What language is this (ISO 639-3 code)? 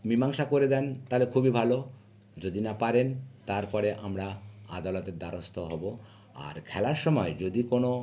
ben